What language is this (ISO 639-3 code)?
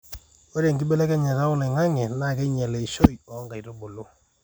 mas